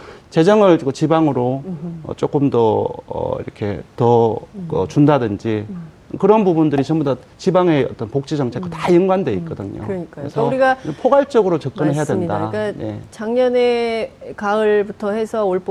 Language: Korean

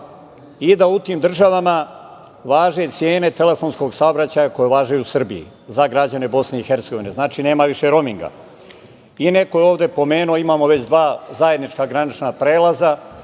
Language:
Serbian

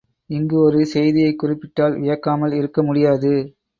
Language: Tamil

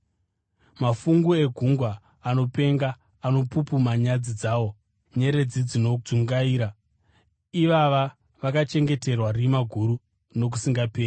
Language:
Shona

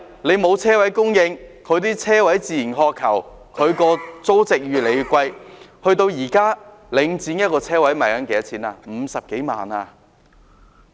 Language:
Cantonese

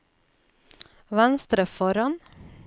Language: Norwegian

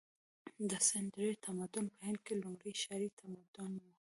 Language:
Pashto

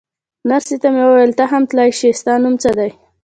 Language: Pashto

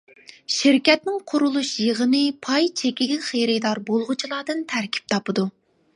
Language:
Uyghur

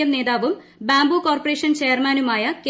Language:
Malayalam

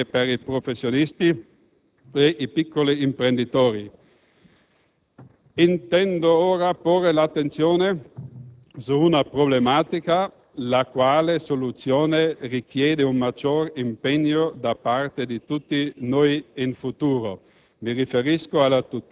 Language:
Italian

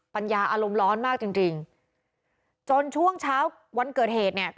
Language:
Thai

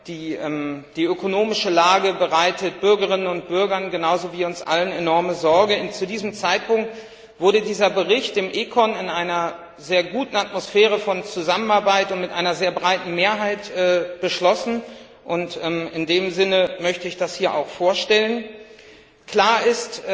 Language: German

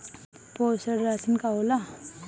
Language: Bhojpuri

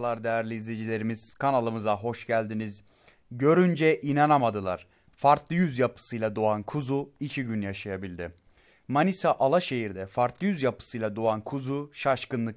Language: Turkish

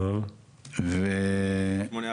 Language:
Hebrew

